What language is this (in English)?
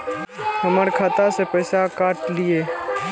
Maithili